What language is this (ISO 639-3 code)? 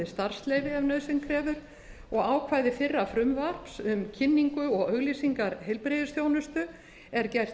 isl